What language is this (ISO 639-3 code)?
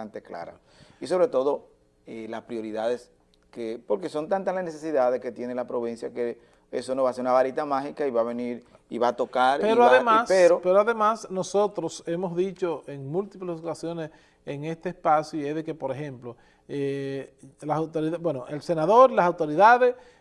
spa